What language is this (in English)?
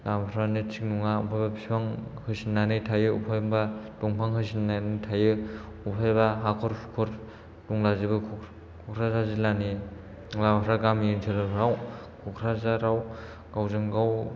Bodo